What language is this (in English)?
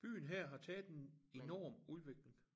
Danish